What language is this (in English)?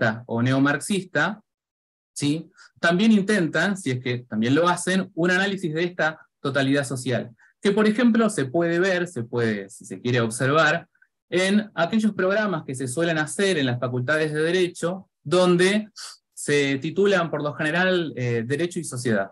Spanish